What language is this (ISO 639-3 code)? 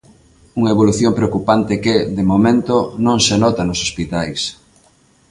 glg